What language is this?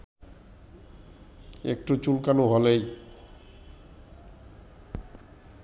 Bangla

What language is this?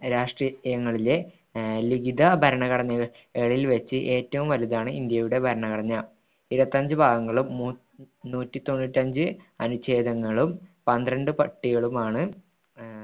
Malayalam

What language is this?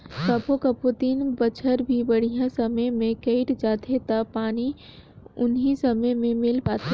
Chhattisgarhi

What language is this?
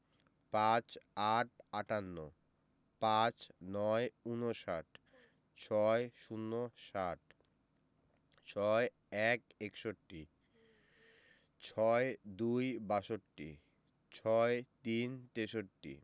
Bangla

